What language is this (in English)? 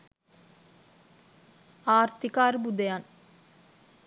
Sinhala